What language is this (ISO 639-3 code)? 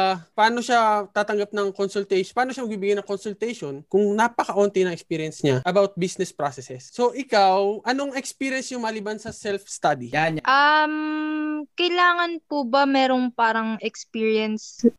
fil